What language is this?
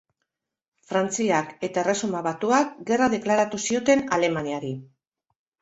Basque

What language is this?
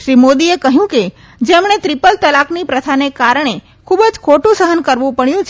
Gujarati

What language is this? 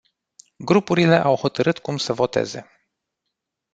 Romanian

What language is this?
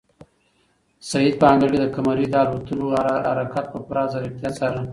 Pashto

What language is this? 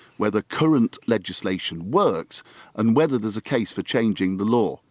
English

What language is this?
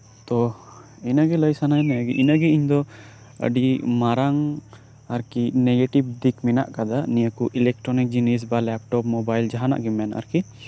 Santali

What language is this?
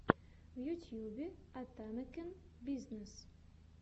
Russian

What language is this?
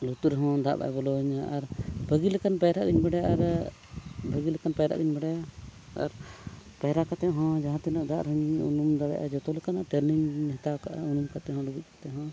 Santali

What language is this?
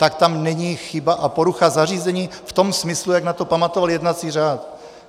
Czech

